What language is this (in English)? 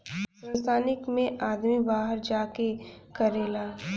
Bhojpuri